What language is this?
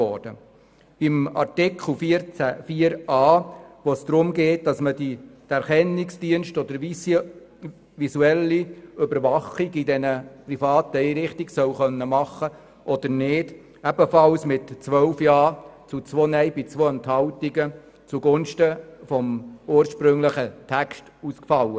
Swiss German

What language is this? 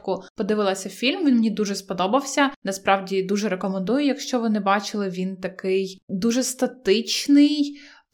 Ukrainian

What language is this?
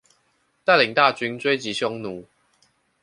Chinese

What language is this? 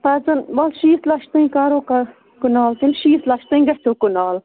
Kashmiri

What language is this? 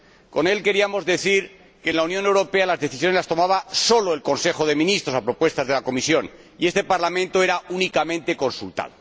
Spanish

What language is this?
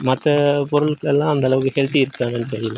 Tamil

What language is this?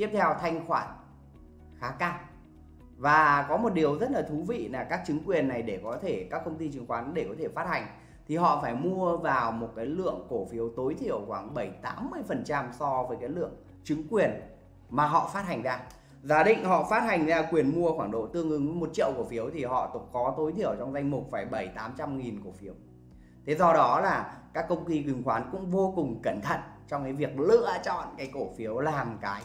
Vietnamese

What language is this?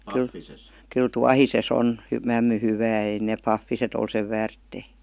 Finnish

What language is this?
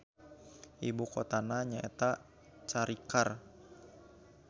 Sundanese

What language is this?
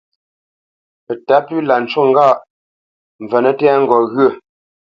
Bamenyam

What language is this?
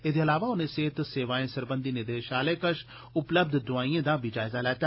Dogri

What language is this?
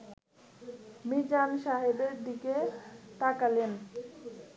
Bangla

